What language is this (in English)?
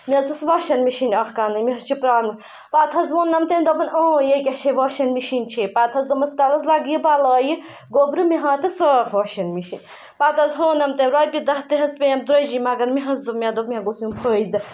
Kashmiri